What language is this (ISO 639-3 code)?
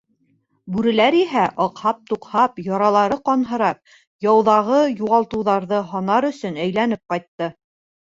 bak